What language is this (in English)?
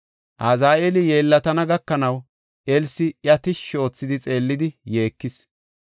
Gofa